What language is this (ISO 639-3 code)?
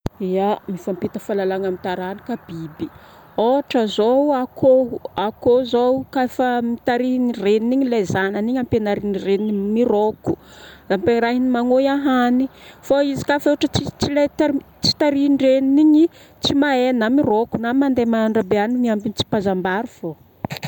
bmm